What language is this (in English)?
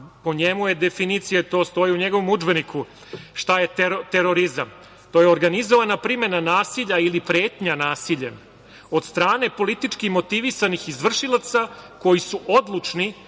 Serbian